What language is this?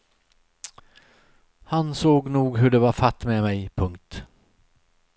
Swedish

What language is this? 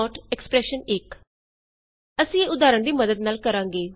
Punjabi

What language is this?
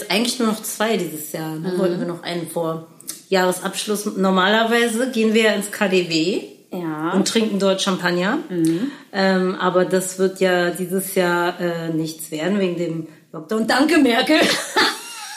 German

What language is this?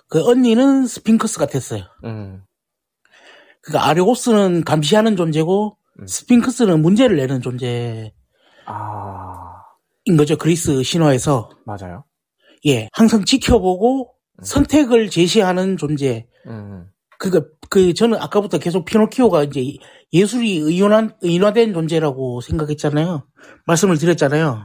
Korean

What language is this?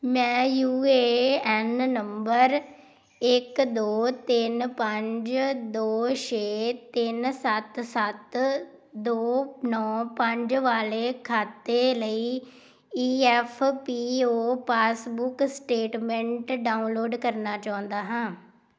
Punjabi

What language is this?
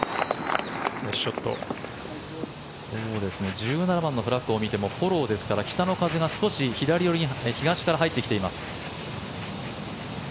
Japanese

